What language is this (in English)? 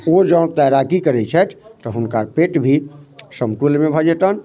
Maithili